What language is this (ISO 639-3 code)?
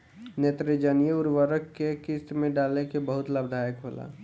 bho